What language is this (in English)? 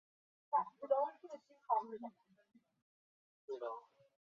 Chinese